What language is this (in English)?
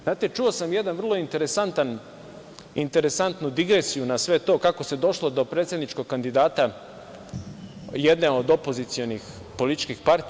Serbian